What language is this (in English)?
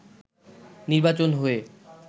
Bangla